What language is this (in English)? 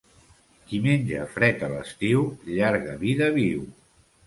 Catalan